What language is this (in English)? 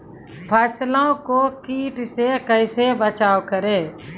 Maithili